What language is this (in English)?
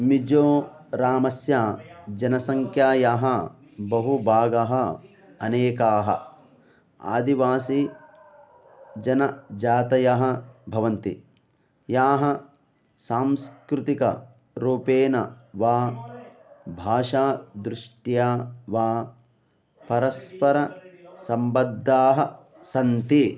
Sanskrit